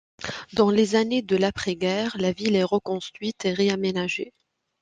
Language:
French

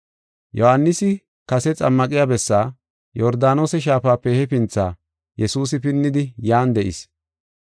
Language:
Gofa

